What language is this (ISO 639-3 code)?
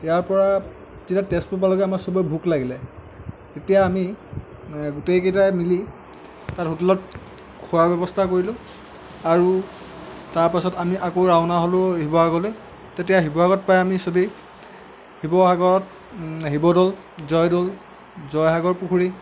asm